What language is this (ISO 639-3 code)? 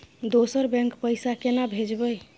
mai